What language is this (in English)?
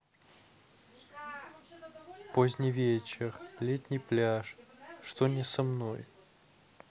Russian